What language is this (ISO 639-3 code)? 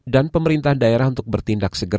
ind